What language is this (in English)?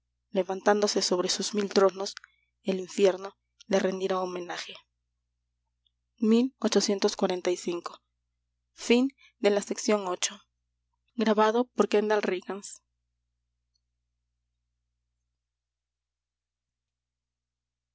Spanish